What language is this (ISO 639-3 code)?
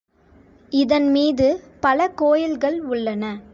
tam